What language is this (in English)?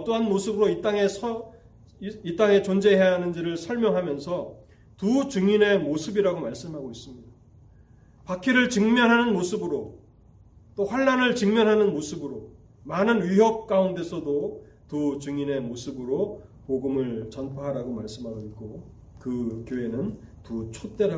Korean